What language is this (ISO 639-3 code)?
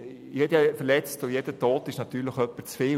gsw